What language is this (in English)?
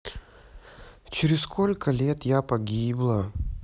Russian